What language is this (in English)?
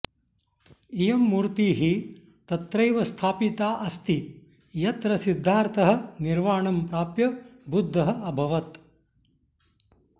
Sanskrit